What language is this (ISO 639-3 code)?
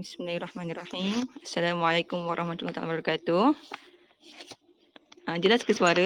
msa